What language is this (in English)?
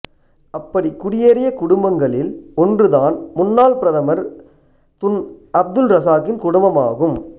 Tamil